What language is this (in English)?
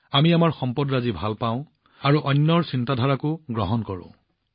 Assamese